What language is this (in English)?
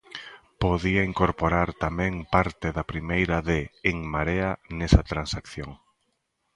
Galician